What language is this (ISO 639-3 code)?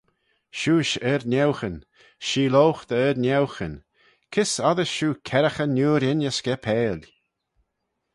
glv